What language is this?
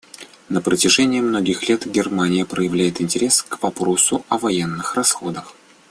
Russian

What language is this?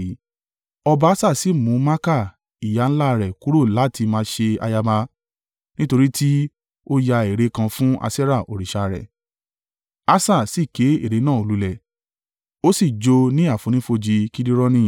Yoruba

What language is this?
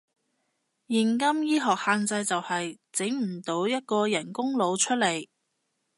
Cantonese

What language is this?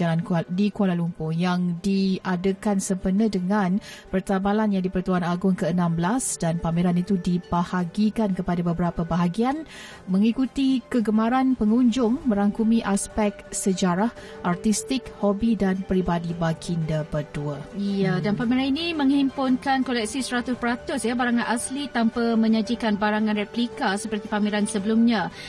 Malay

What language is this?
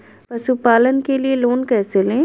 Hindi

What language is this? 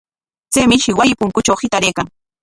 Corongo Ancash Quechua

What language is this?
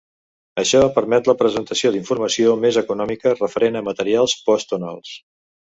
Catalan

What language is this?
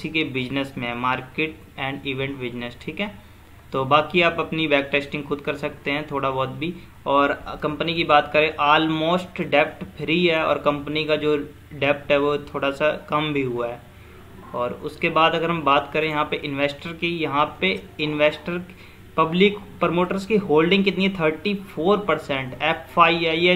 Hindi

